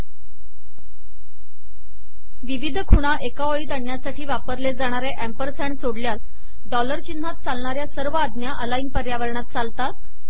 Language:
Marathi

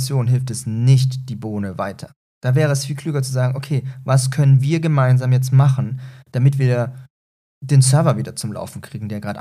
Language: German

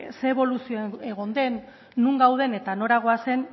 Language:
Basque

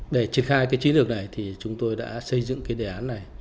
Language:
Vietnamese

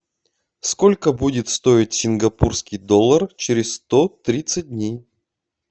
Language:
Russian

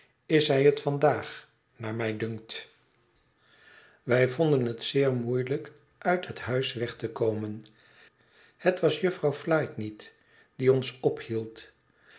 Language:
Dutch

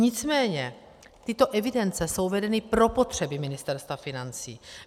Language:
Czech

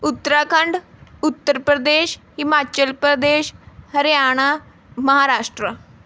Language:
Punjabi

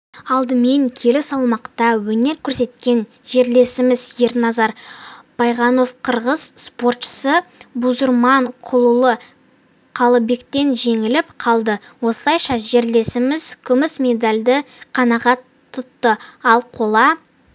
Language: Kazakh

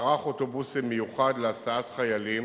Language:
Hebrew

